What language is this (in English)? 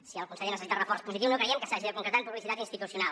Catalan